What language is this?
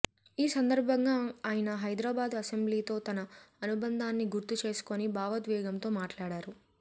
Telugu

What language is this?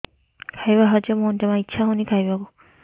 Odia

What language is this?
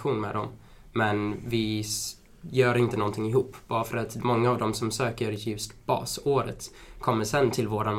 Swedish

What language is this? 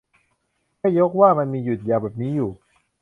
Thai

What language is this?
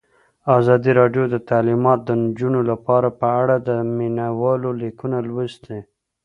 Pashto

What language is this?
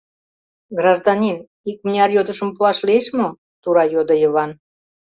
Mari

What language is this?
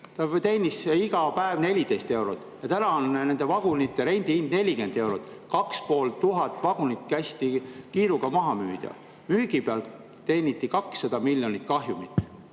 Estonian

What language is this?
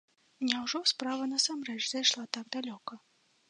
Belarusian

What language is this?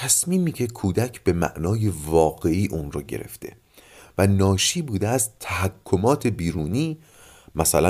Persian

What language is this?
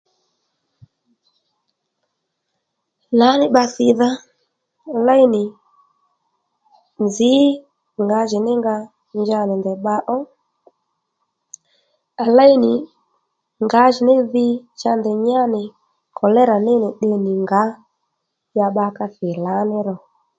Lendu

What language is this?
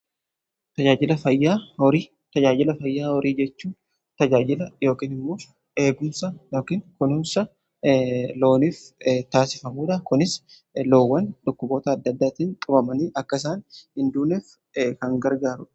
Oromo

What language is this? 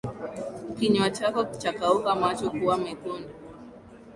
Swahili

